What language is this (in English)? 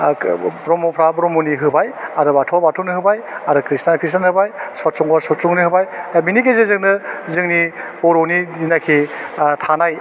Bodo